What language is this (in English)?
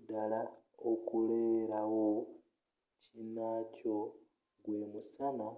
Ganda